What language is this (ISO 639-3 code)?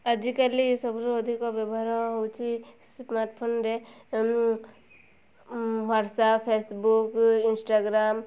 ori